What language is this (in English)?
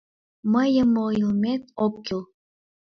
Mari